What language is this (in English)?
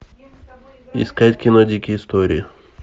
Russian